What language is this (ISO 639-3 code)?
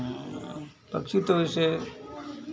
hin